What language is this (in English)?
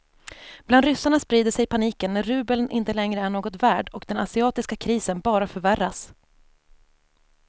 Swedish